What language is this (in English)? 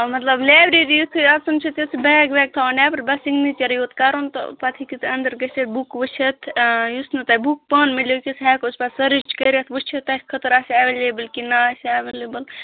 Kashmiri